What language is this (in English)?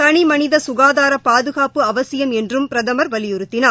Tamil